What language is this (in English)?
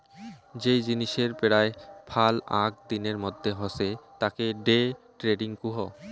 Bangla